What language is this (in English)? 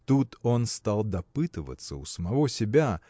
Russian